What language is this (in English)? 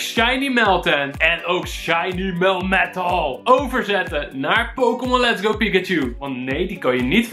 Dutch